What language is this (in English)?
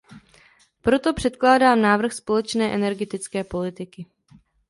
Czech